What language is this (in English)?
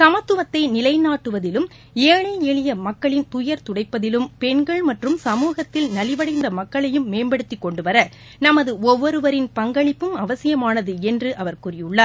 Tamil